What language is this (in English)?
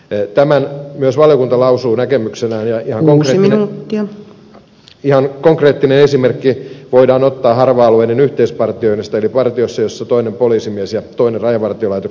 Finnish